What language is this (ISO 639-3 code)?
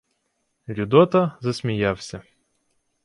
ukr